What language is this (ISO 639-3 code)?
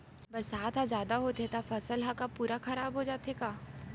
hne